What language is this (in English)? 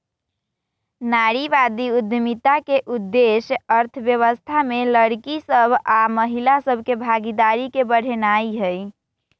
Magahi